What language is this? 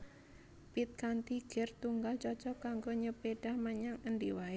Javanese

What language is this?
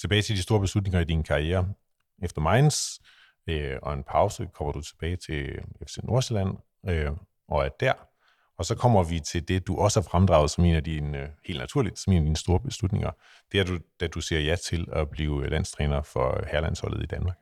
Danish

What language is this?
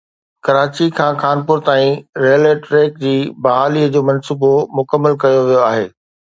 Sindhi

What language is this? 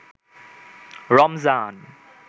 Bangla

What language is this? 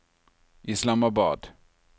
Norwegian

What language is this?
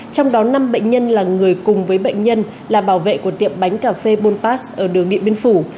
Vietnamese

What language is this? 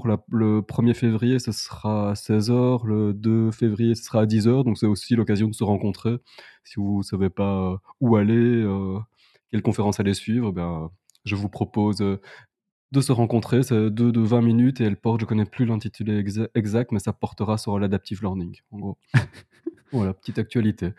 French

